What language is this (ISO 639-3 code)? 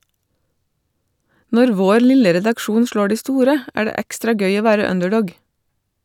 nor